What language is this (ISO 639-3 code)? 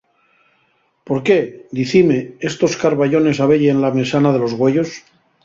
ast